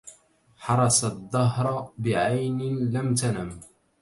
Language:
Arabic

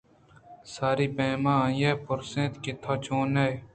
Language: Eastern Balochi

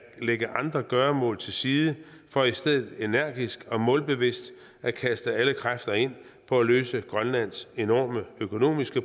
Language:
Danish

